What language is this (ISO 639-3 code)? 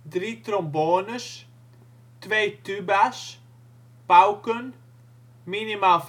nld